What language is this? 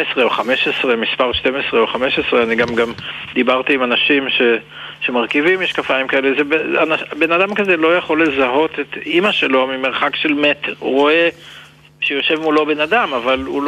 Hebrew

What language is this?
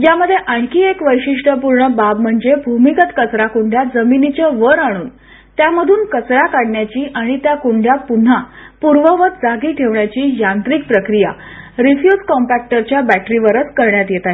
Marathi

